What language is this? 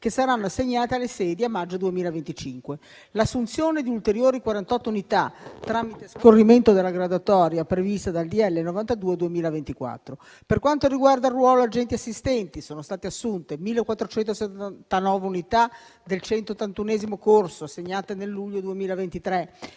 Italian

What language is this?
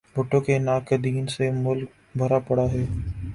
Urdu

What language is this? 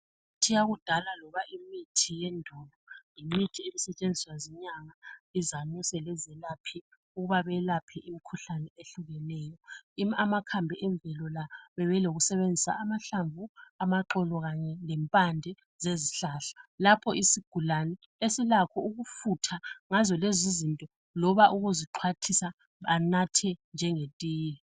North Ndebele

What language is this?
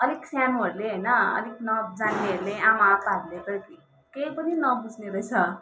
Nepali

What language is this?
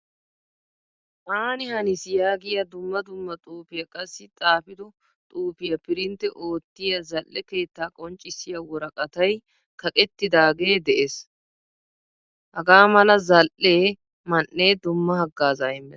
Wolaytta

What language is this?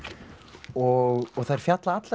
Icelandic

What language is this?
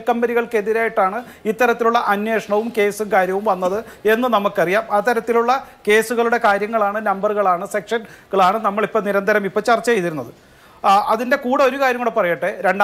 Malayalam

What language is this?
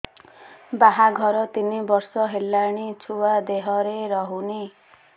Odia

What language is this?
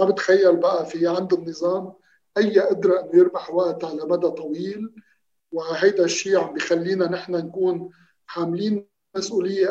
Arabic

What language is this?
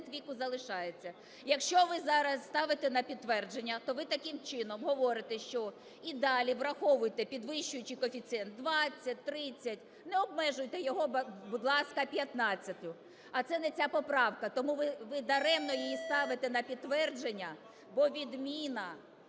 Ukrainian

